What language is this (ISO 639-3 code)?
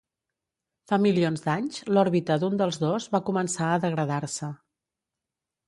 cat